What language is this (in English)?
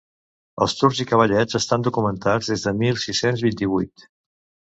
Catalan